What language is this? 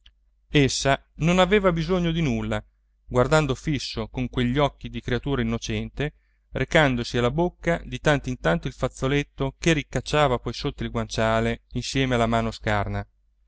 Italian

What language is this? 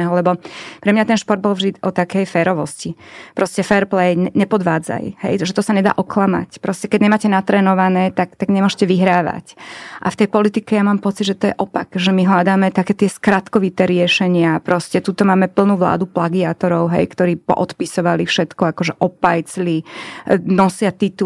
Slovak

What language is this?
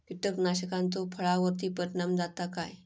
Marathi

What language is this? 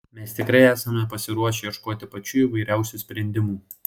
Lithuanian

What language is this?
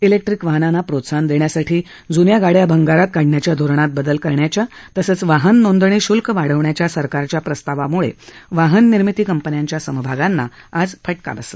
Marathi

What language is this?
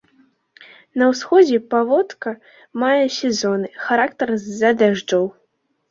Belarusian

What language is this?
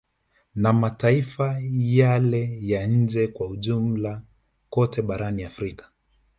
Swahili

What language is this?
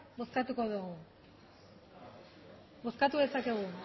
Basque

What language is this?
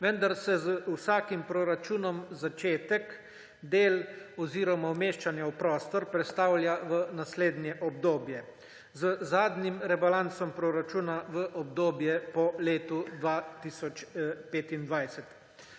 Slovenian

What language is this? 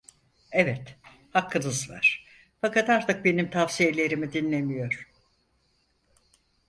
Turkish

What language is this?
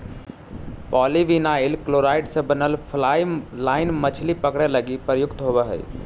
Magahi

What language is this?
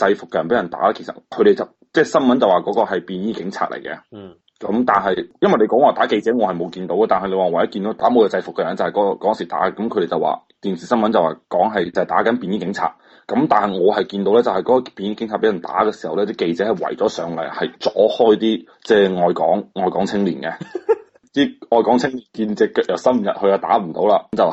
Chinese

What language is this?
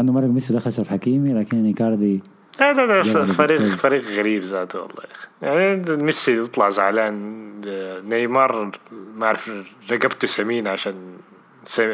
Arabic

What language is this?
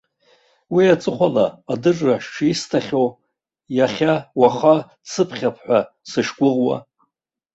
Abkhazian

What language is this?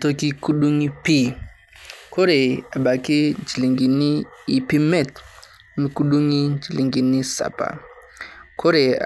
Masai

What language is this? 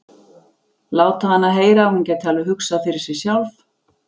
Icelandic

